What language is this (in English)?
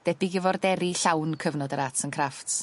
Welsh